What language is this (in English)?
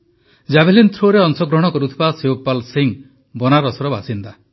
Odia